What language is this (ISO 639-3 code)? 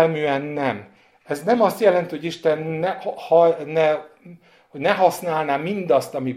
hun